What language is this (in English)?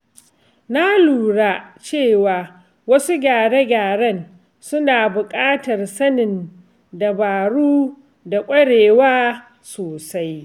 Hausa